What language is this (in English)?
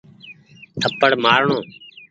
Goaria